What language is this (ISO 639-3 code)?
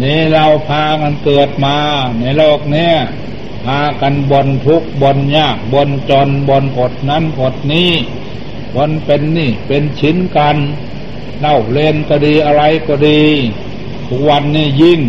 tha